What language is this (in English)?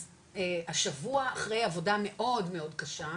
Hebrew